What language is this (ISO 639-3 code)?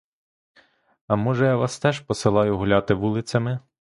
ukr